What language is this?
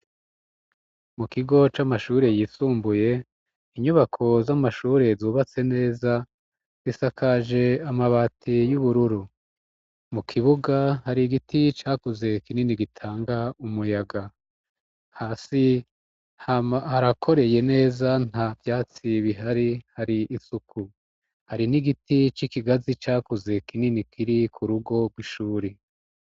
Rundi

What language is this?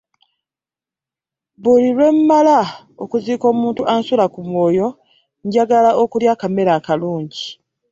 Ganda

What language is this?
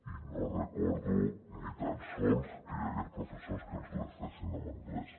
Catalan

